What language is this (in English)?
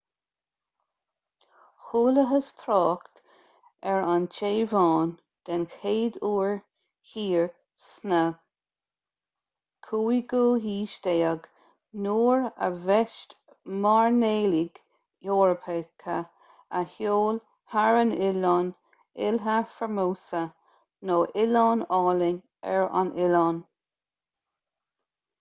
Irish